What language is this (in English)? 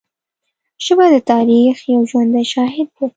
Pashto